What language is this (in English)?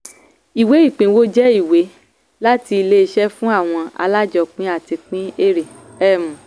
Yoruba